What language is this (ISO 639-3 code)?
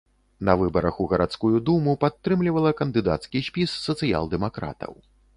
bel